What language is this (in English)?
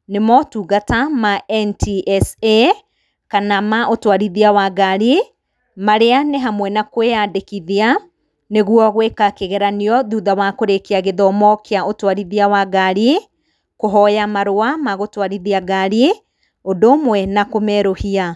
Kikuyu